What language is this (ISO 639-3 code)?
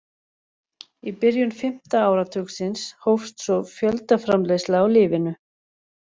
isl